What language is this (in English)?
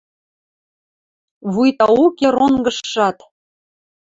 Western Mari